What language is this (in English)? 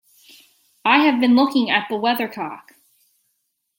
English